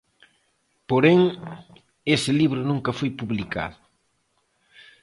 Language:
Galician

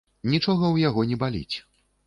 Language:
Belarusian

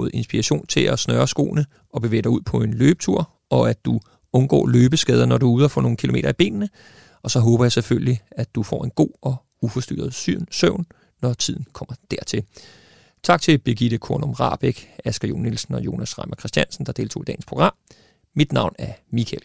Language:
Danish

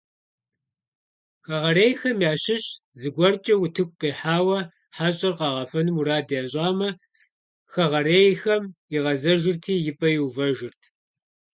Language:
Kabardian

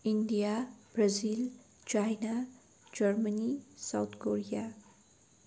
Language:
Nepali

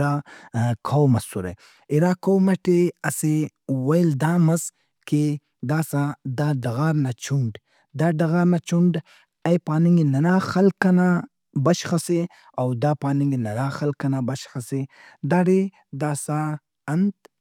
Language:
Brahui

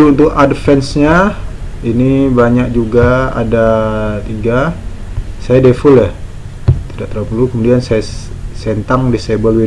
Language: Indonesian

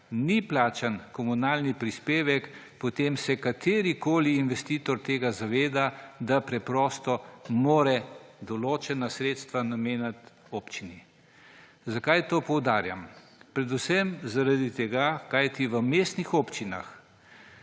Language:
Slovenian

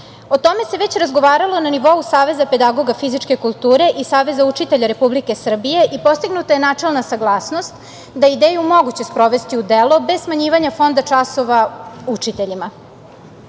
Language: Serbian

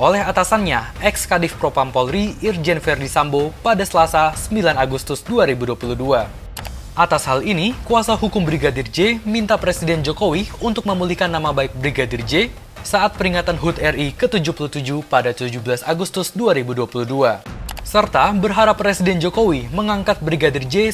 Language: Indonesian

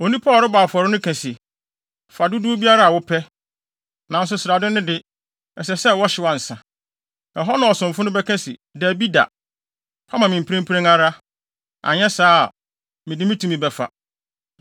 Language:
Akan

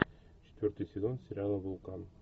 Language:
Russian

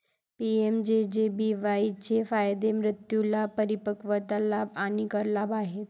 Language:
Marathi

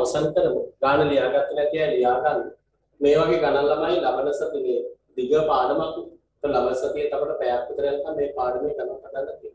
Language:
Indonesian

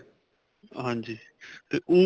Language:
Punjabi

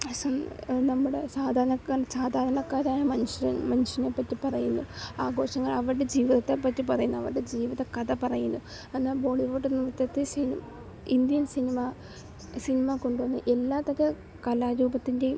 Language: Malayalam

